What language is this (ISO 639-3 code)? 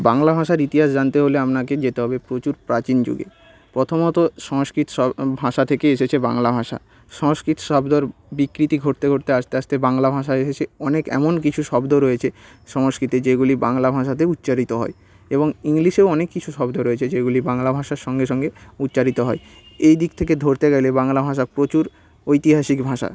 ben